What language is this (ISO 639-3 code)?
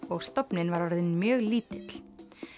isl